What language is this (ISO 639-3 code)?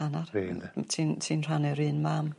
cym